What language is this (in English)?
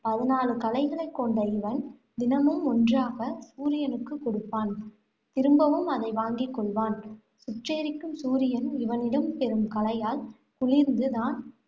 Tamil